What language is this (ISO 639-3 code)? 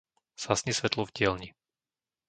slk